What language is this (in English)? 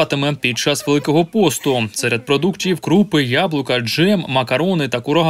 Ukrainian